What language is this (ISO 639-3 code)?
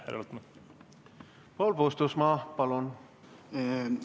est